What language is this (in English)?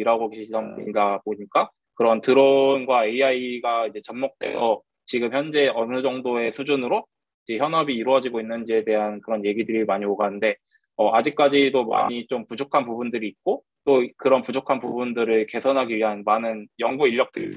Korean